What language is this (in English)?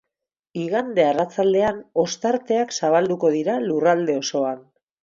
Basque